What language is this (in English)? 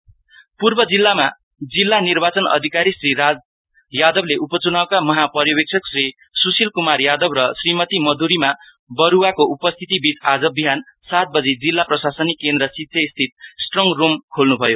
Nepali